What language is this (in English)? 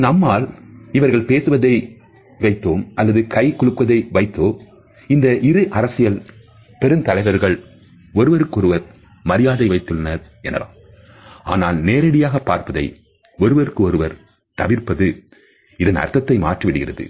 Tamil